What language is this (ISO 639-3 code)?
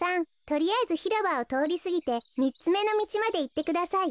jpn